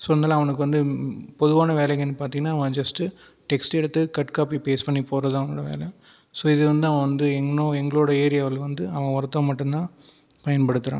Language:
Tamil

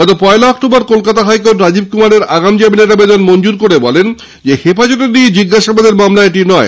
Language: Bangla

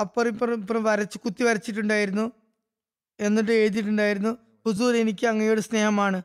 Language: Malayalam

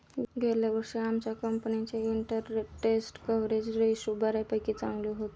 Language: Marathi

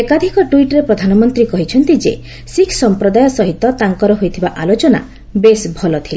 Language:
Odia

